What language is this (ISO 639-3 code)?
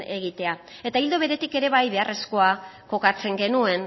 eus